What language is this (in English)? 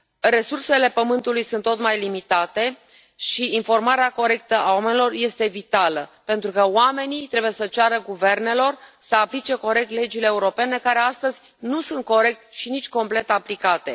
Romanian